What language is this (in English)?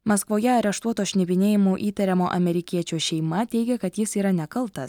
Lithuanian